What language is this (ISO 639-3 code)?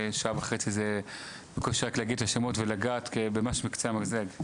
heb